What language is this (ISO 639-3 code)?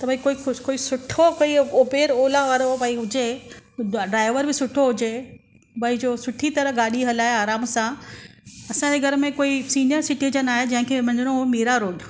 snd